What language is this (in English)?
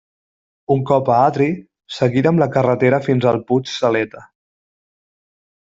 Catalan